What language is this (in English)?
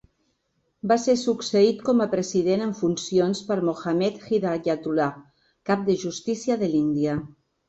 Catalan